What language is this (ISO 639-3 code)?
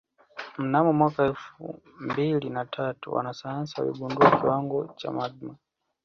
swa